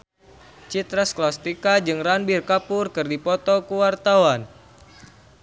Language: Sundanese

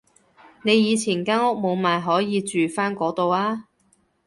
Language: Cantonese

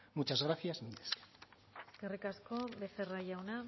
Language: Basque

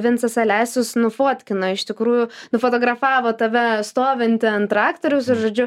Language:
Lithuanian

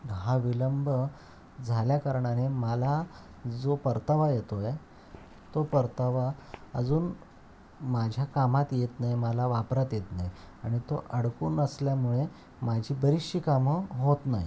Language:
Marathi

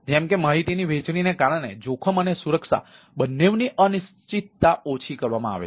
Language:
Gujarati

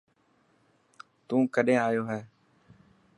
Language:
Dhatki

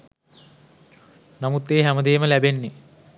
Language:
Sinhala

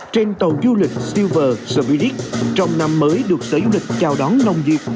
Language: Vietnamese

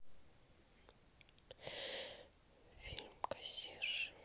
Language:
Russian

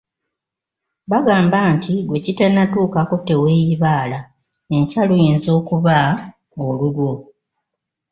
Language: Ganda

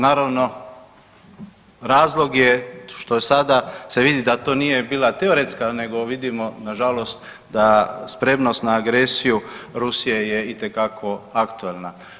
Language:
Croatian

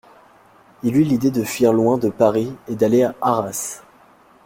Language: French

